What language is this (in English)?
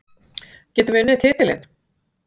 Icelandic